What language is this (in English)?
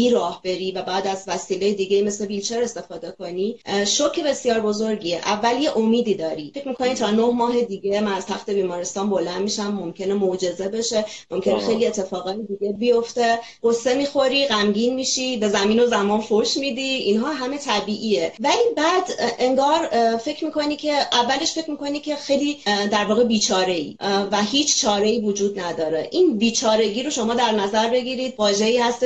Persian